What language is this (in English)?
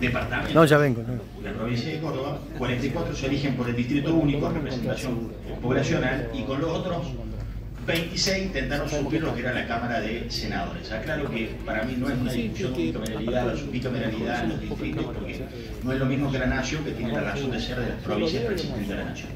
Spanish